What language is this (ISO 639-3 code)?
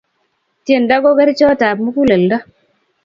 kln